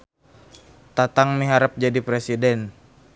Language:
Sundanese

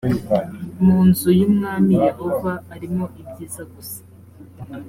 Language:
Kinyarwanda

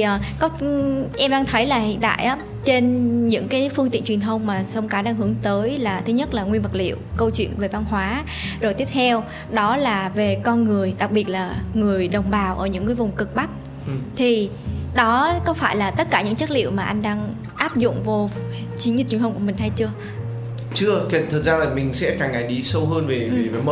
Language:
Vietnamese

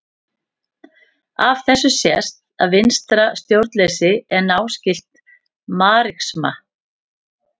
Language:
Icelandic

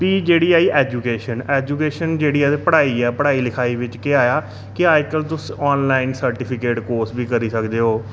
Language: Dogri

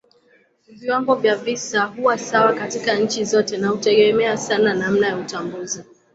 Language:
Swahili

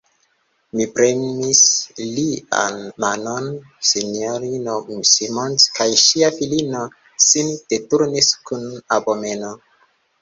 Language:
Esperanto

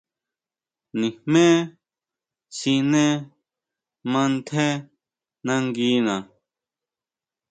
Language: Huautla Mazatec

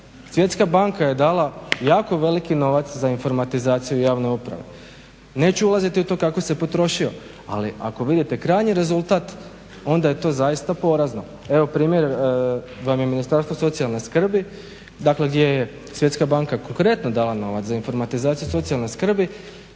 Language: Croatian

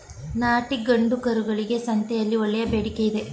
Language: Kannada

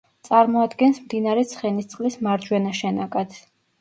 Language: Georgian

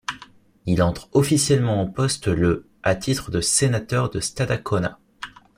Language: French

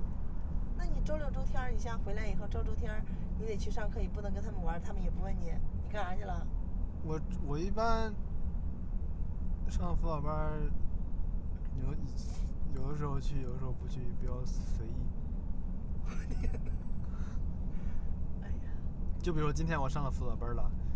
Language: Chinese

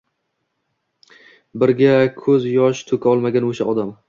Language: Uzbek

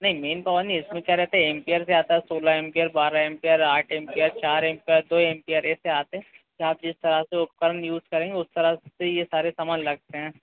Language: Hindi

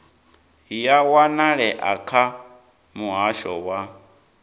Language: Venda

